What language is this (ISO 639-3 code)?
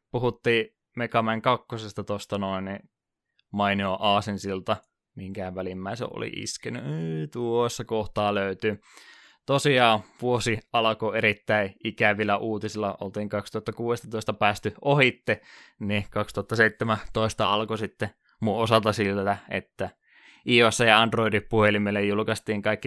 fin